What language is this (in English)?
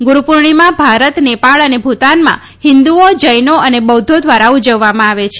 Gujarati